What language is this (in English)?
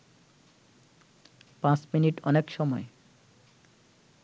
Bangla